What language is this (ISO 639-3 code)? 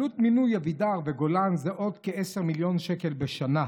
heb